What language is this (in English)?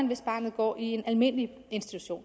Danish